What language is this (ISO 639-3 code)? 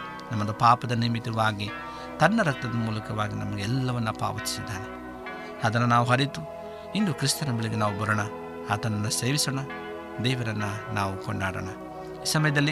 kan